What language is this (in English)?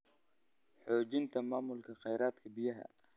Somali